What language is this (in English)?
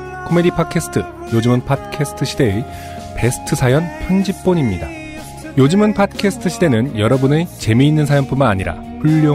Korean